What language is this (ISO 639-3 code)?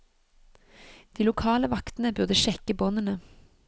nor